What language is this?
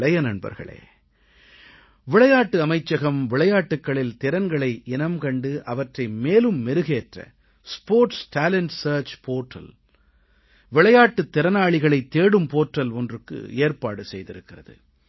Tamil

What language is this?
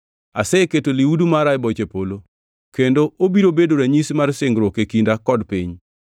Luo (Kenya and Tanzania)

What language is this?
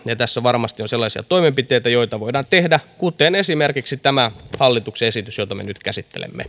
Finnish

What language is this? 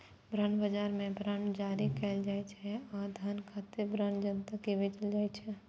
Maithili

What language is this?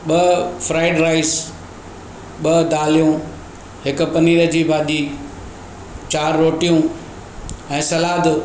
Sindhi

